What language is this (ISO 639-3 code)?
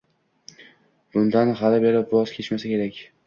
uzb